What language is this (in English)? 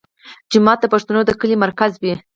Pashto